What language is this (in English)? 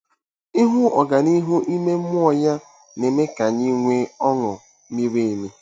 Igbo